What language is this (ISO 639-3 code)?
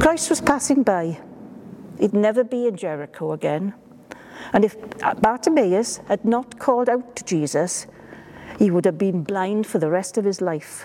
eng